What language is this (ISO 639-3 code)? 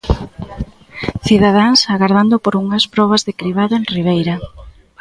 glg